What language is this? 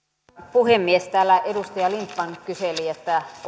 Finnish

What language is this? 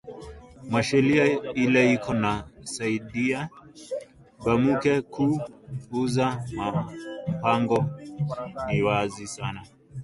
Swahili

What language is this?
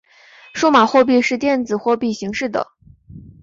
Chinese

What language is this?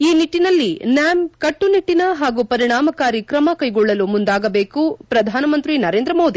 Kannada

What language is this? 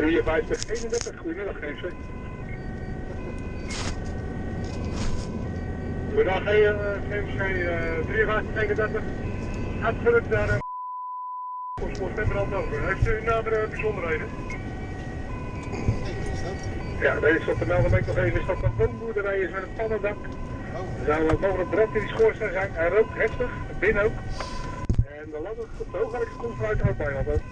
Dutch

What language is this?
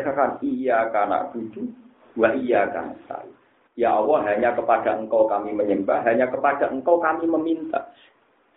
Malay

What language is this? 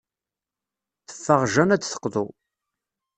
Kabyle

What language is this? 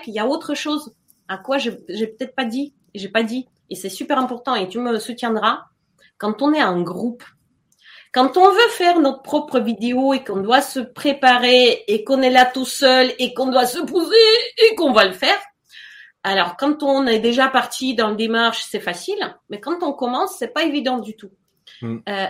French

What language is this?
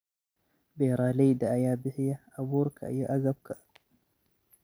Somali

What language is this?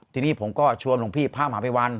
Thai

